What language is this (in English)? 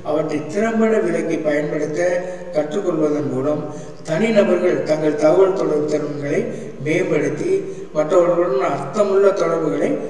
Tamil